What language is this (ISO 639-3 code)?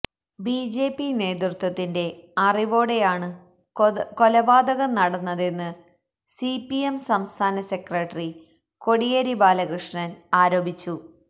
mal